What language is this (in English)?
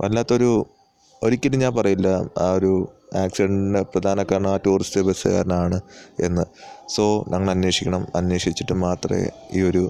Malayalam